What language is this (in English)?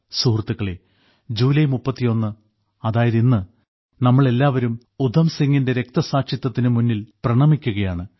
Malayalam